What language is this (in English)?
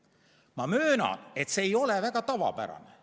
Estonian